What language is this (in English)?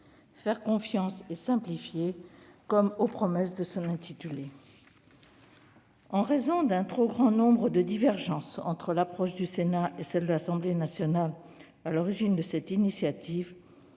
French